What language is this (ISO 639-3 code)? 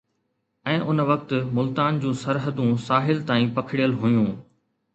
snd